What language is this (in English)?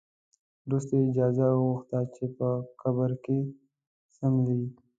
Pashto